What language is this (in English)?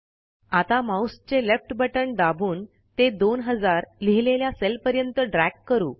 Marathi